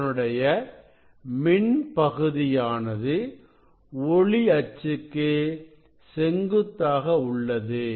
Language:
Tamil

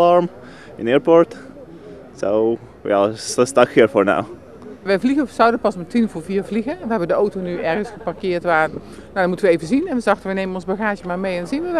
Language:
Dutch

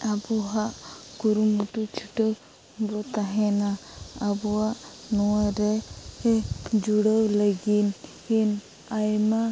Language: Santali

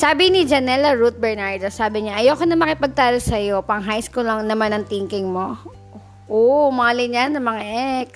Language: Filipino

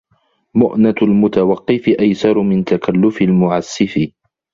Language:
Arabic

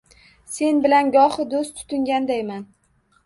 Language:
Uzbek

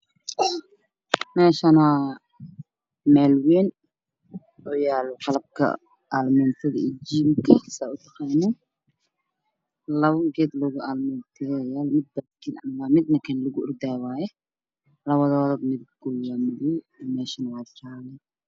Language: Somali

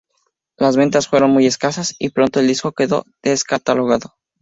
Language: Spanish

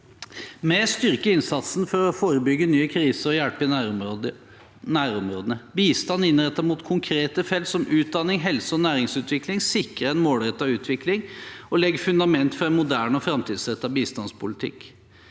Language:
Norwegian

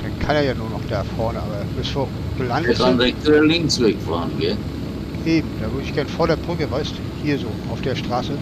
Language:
German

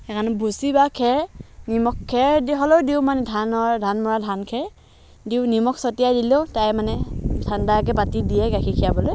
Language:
Assamese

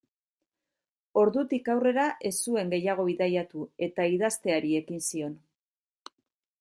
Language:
Basque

